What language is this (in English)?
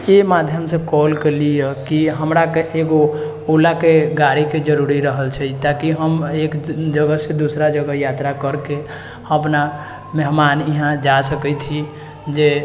Maithili